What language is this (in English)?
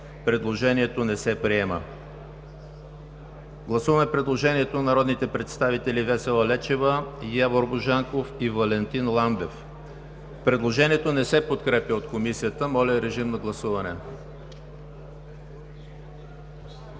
Bulgarian